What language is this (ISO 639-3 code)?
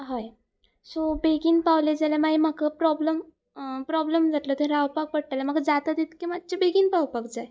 kok